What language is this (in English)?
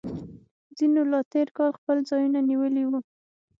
Pashto